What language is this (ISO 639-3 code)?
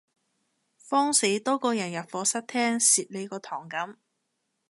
yue